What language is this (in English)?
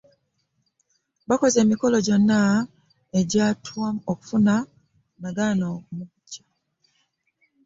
Ganda